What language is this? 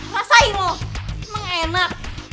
Indonesian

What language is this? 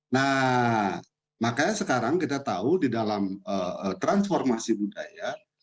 Indonesian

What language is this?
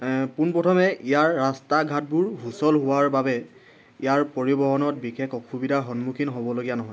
Assamese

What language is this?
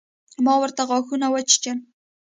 Pashto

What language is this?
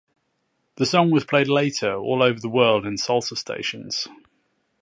English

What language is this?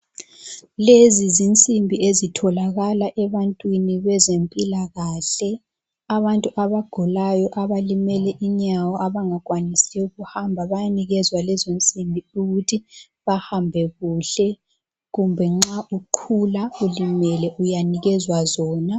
North Ndebele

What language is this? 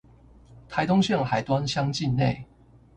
Chinese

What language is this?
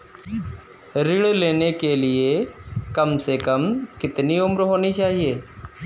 Hindi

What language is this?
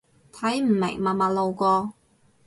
Cantonese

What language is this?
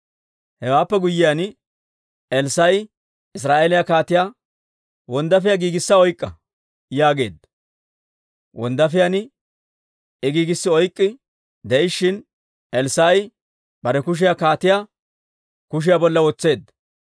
Dawro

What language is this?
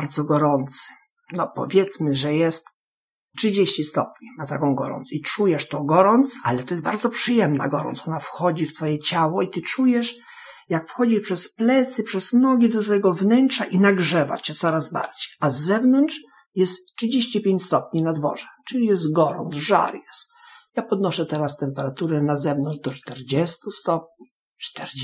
Polish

